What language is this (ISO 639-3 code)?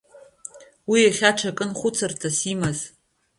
abk